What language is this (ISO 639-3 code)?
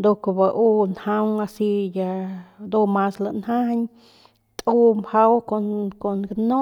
pmq